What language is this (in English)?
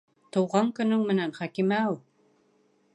Bashkir